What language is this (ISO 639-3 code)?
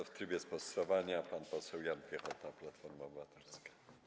pol